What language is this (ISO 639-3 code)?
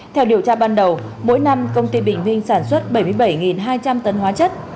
vie